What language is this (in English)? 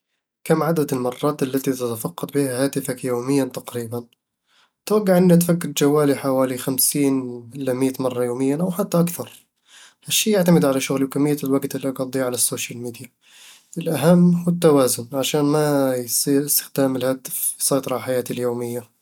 Eastern Egyptian Bedawi Arabic